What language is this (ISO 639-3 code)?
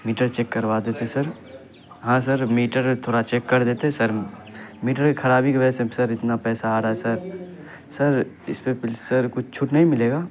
urd